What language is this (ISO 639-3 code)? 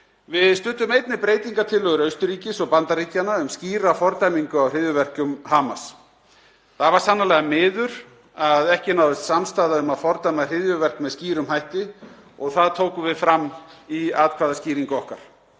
isl